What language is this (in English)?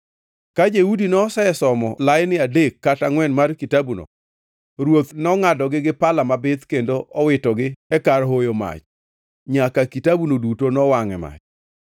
Luo (Kenya and Tanzania)